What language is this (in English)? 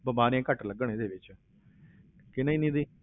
Punjabi